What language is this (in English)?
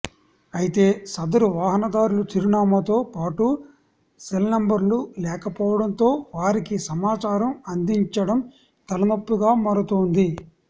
Telugu